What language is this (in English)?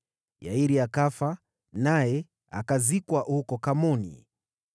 Swahili